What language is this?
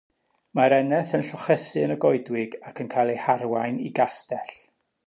Welsh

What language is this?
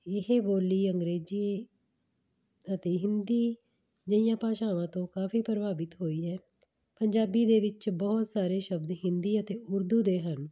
Punjabi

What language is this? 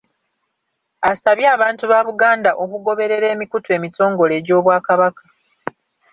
Ganda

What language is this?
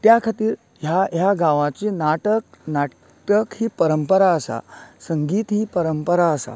Konkani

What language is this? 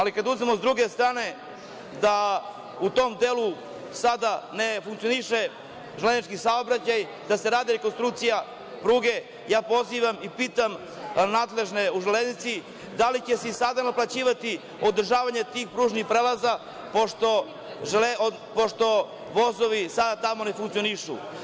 Serbian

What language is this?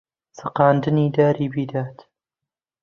Central Kurdish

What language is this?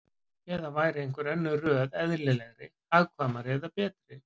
Icelandic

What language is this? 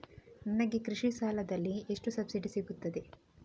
Kannada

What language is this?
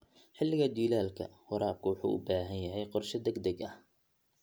Somali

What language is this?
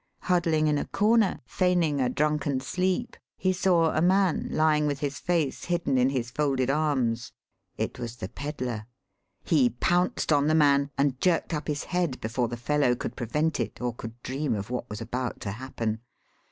English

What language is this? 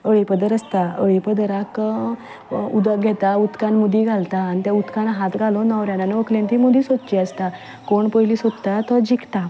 Konkani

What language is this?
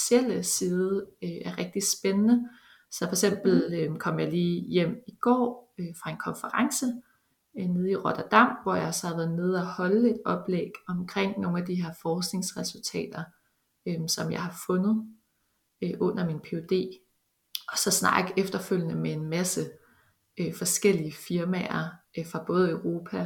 Danish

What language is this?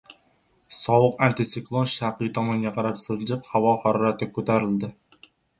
Uzbek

